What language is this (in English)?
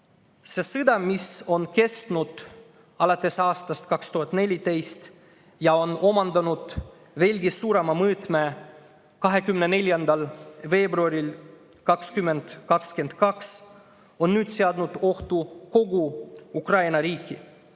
Estonian